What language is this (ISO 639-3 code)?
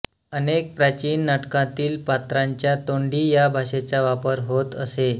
mar